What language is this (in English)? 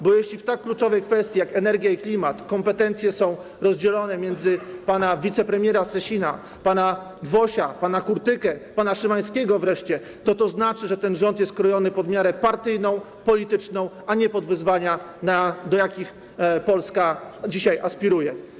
Polish